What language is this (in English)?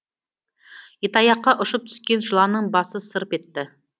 Kazakh